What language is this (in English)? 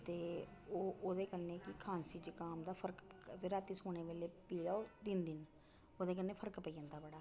Dogri